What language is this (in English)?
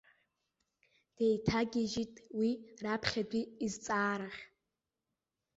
Abkhazian